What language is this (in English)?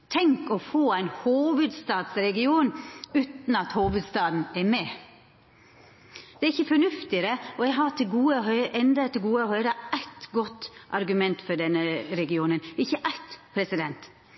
Norwegian Nynorsk